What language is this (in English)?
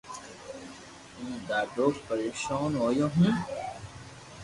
Loarki